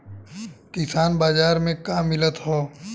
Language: Bhojpuri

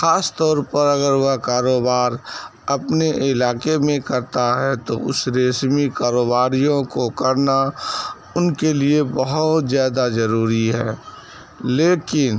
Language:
Urdu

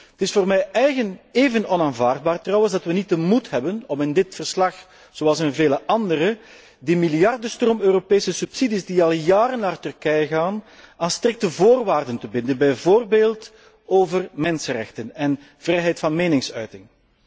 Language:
Dutch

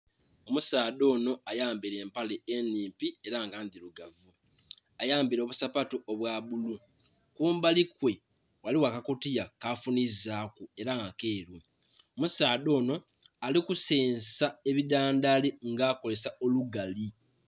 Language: Soga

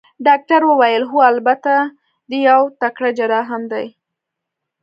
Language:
Pashto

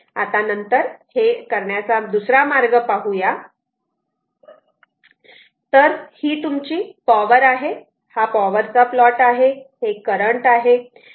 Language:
Marathi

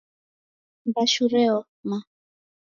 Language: Taita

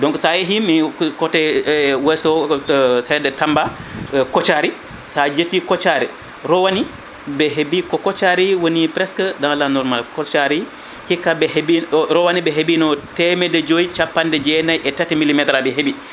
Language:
Fula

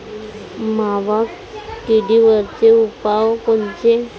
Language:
Marathi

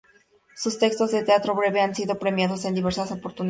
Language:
Spanish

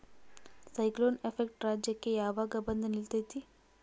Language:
Kannada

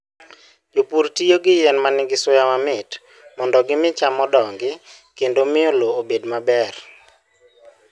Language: Luo (Kenya and Tanzania)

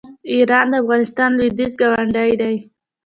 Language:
Pashto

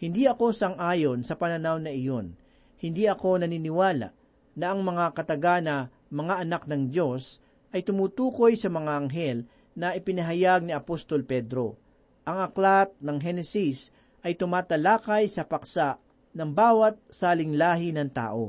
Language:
Filipino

